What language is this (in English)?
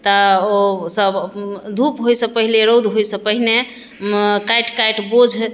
Maithili